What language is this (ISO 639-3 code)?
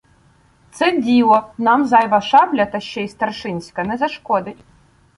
ukr